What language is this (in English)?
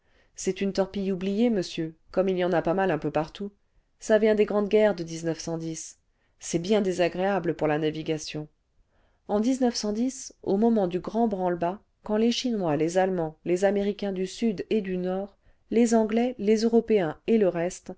French